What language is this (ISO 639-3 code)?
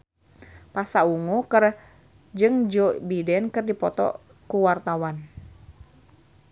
sun